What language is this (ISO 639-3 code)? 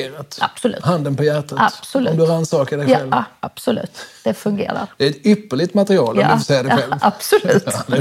swe